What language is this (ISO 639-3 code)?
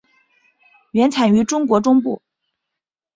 zho